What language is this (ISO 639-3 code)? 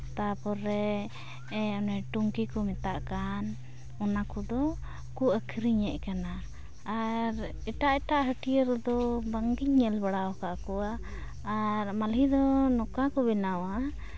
sat